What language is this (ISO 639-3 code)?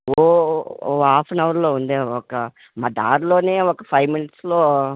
tel